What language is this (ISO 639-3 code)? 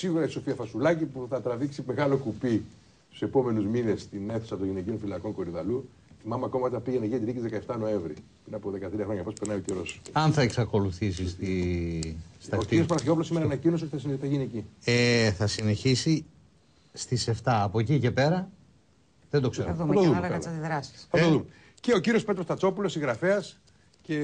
ell